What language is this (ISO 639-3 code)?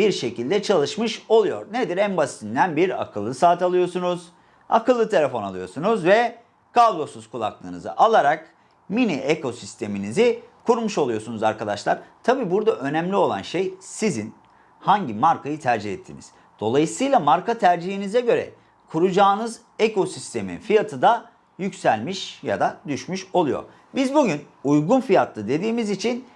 tur